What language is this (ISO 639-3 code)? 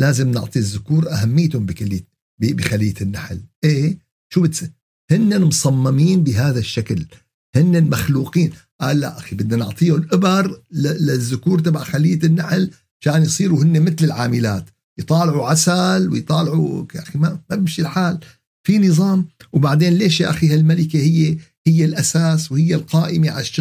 ara